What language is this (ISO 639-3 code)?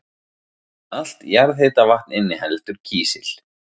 isl